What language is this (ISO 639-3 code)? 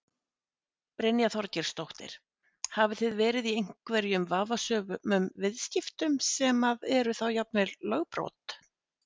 isl